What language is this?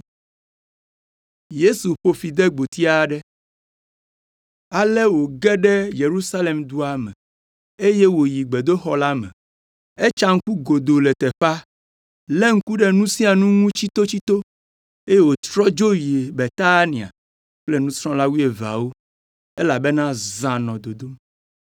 Ewe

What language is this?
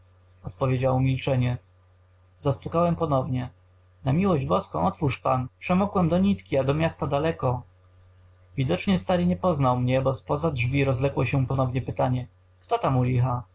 Polish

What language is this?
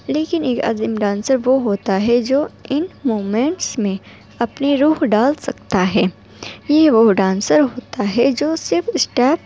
Urdu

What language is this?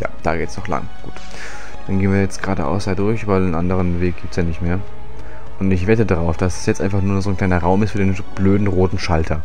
German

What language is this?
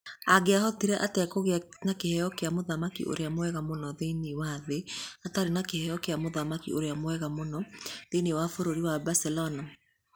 Kikuyu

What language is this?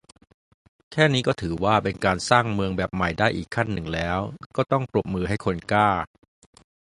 Thai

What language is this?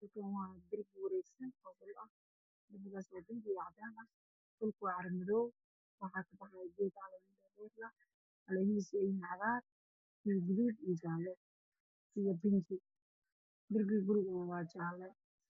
Somali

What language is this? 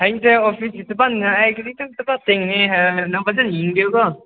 Manipuri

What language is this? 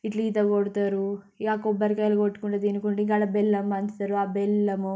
Telugu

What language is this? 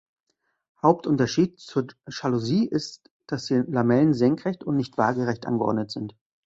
German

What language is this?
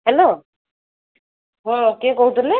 Odia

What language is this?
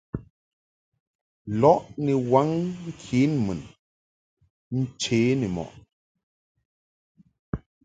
Mungaka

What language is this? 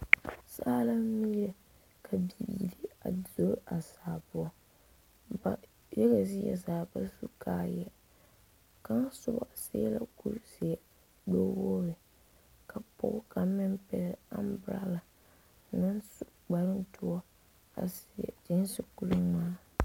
Southern Dagaare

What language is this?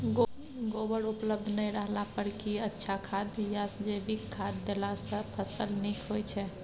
Maithili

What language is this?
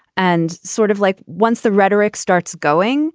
English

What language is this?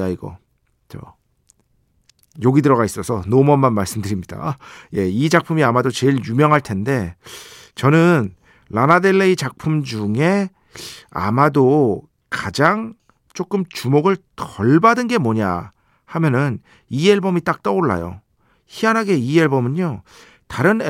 Korean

